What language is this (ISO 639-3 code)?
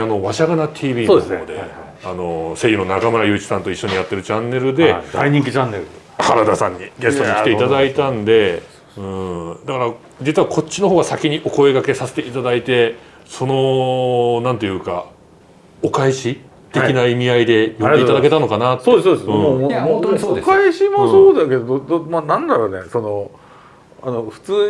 jpn